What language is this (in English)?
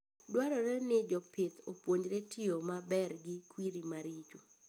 Luo (Kenya and Tanzania)